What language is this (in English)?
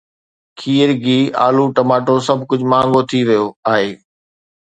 Sindhi